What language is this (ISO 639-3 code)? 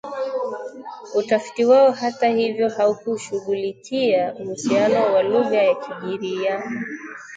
swa